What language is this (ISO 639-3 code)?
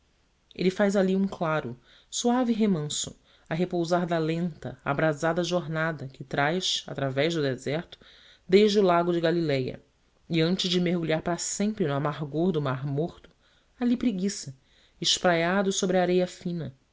por